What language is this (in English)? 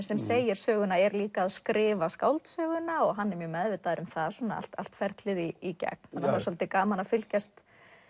Icelandic